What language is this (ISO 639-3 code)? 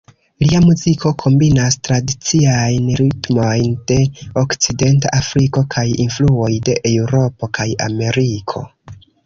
epo